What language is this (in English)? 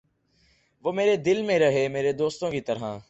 Urdu